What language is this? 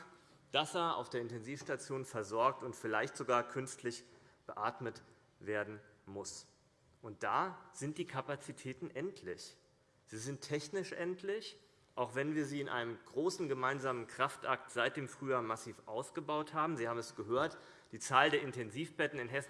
German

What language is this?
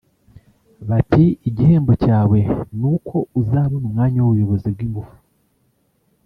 Kinyarwanda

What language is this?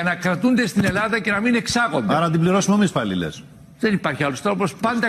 Greek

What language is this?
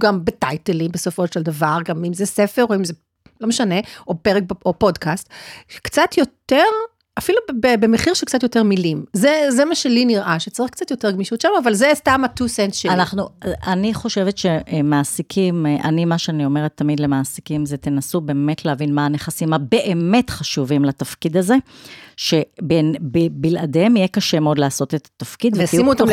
Hebrew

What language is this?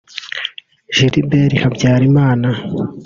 Kinyarwanda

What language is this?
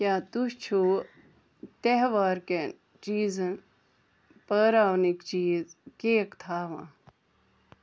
Kashmiri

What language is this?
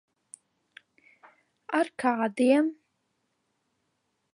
Latvian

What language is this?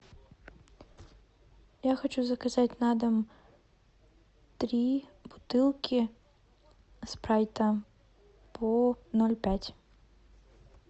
Russian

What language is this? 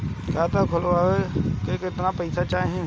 Bhojpuri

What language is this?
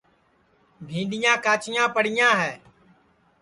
Sansi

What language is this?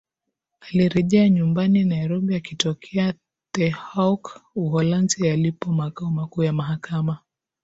Swahili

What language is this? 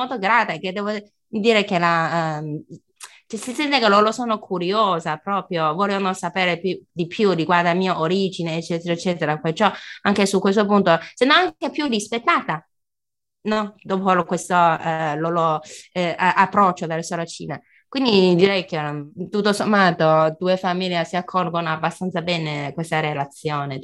Italian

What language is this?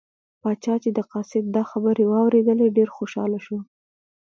Pashto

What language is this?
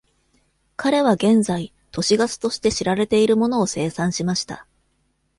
Japanese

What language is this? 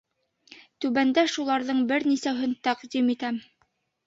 Bashkir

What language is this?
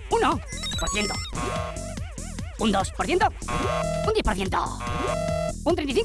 Spanish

